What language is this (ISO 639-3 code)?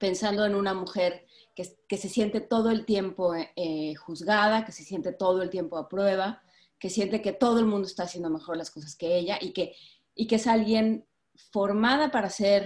spa